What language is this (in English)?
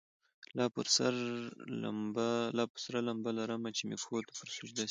Pashto